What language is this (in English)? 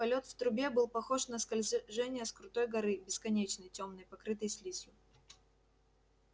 Russian